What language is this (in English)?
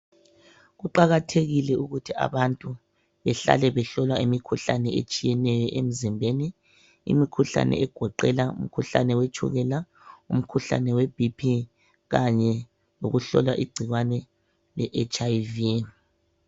North Ndebele